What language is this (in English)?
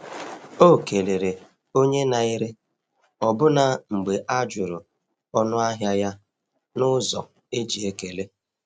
Igbo